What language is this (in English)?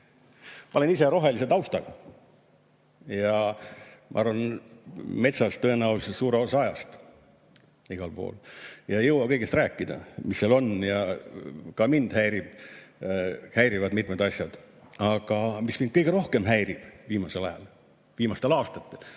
Estonian